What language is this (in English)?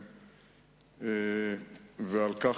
Hebrew